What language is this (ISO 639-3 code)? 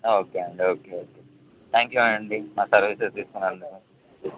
tel